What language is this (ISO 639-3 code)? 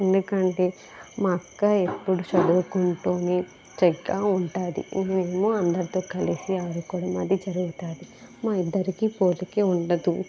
tel